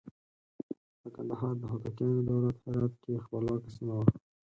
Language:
Pashto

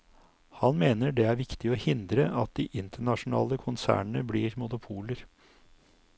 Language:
Norwegian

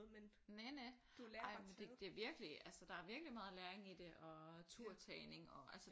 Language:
Danish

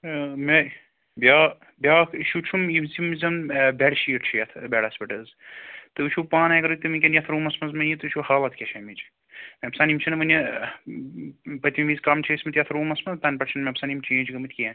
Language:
Kashmiri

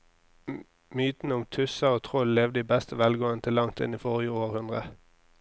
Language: Norwegian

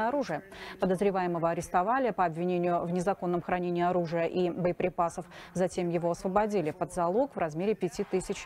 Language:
Russian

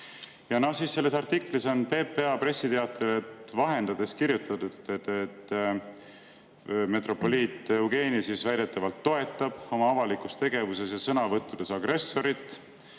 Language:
Estonian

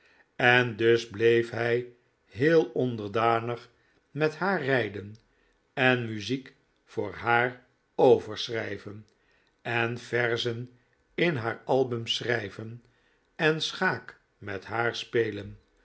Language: Dutch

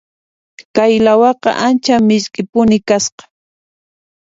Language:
Puno Quechua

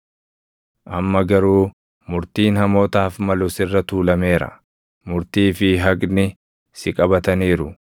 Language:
Oromo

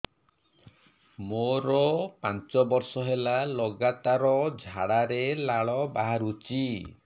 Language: Odia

